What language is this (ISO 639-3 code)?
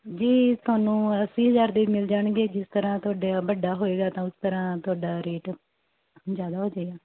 pan